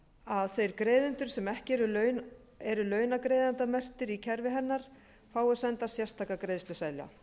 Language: Icelandic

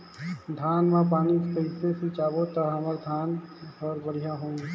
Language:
Chhattisgarhi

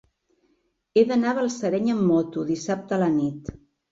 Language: Catalan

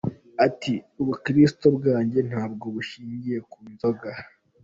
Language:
Kinyarwanda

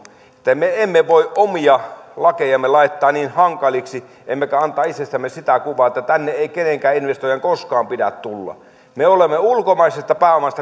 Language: Finnish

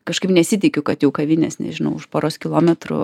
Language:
Lithuanian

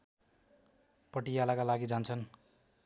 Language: Nepali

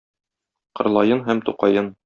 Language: Tatar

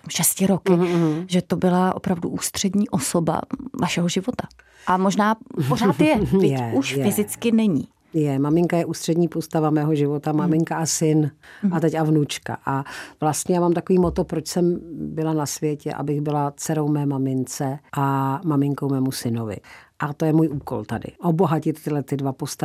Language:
Czech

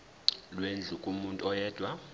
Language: Zulu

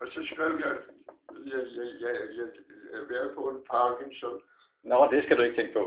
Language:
Danish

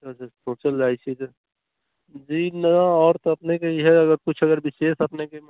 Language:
Maithili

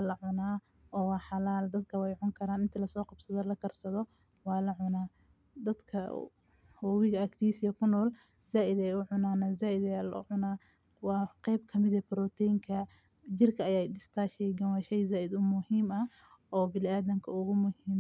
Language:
Somali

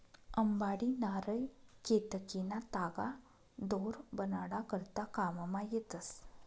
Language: Marathi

